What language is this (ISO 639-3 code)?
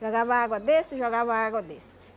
por